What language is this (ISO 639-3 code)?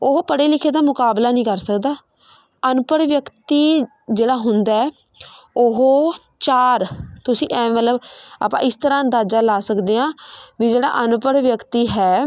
pan